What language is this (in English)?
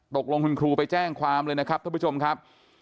Thai